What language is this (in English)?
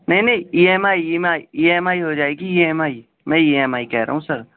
Urdu